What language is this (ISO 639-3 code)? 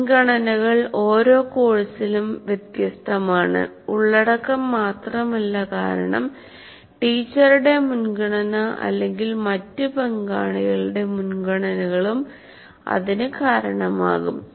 mal